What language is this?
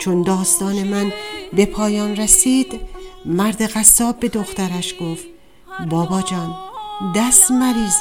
Persian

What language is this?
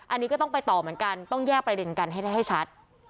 Thai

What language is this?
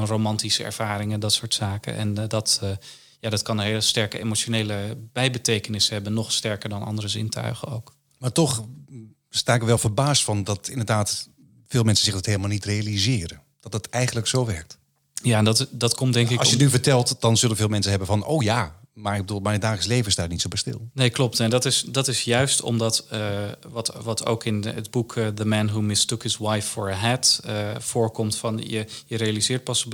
Dutch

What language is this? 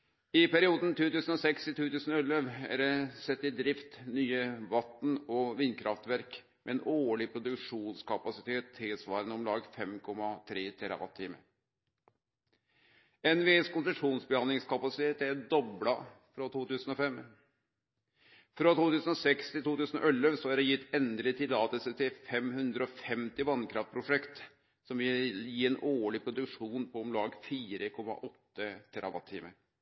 Norwegian Nynorsk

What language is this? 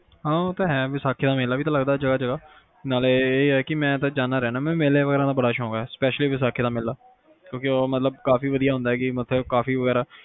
Punjabi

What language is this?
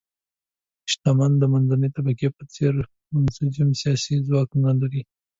Pashto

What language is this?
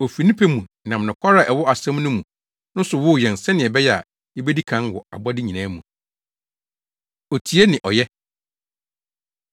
Akan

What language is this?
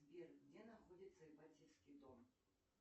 Russian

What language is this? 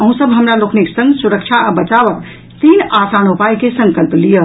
Maithili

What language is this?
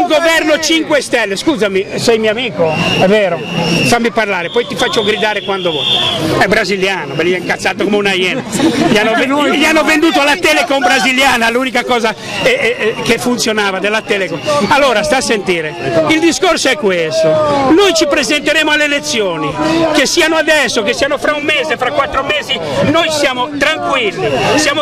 Italian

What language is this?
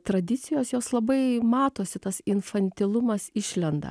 Lithuanian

